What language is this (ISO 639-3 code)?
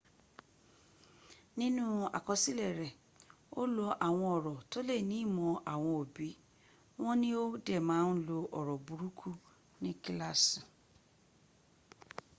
yor